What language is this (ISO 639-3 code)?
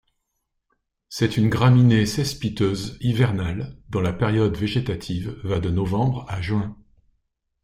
fra